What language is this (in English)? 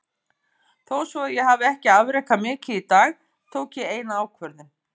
Icelandic